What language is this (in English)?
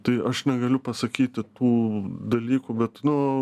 Lithuanian